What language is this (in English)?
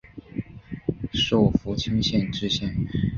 Chinese